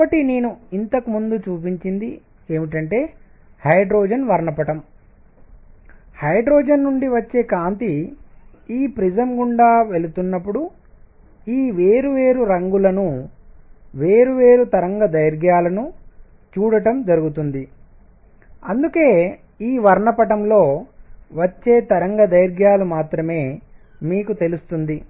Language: Telugu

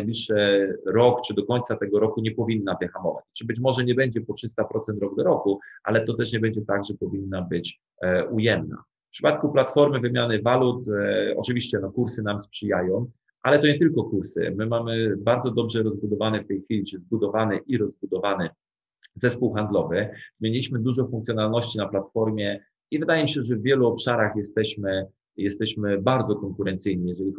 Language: Polish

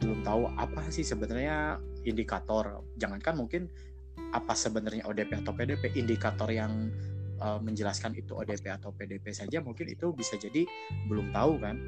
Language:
Indonesian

